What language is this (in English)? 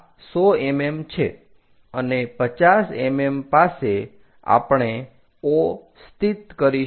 Gujarati